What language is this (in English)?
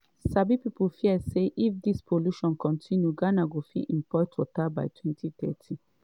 Nigerian Pidgin